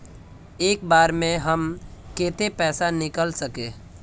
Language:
Magahi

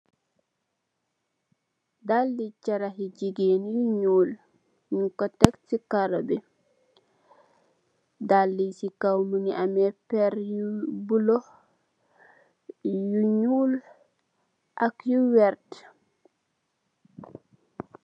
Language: Wolof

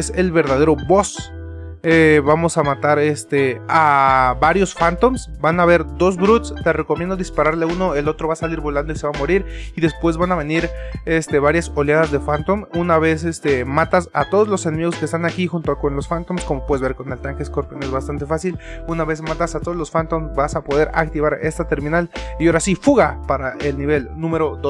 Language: Spanish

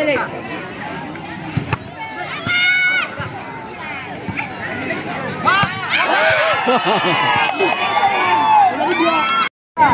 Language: Indonesian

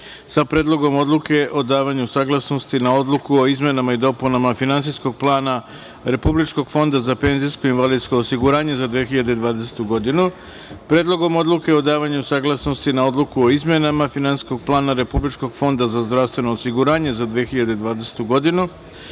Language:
Serbian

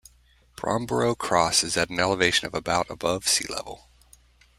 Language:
English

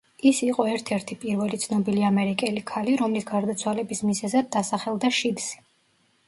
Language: Georgian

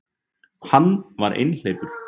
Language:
Icelandic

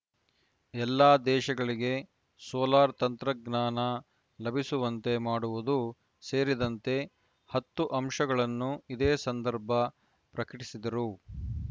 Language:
Kannada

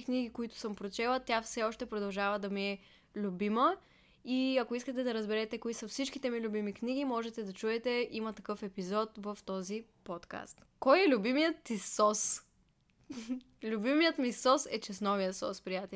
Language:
Bulgarian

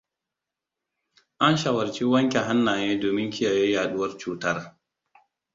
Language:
Hausa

